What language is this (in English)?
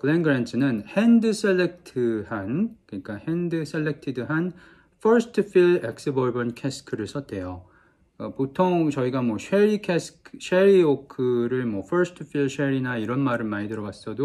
Korean